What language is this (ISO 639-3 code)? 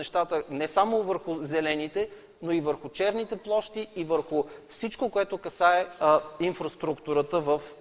bul